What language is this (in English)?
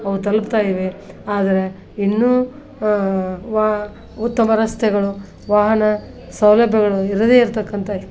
Kannada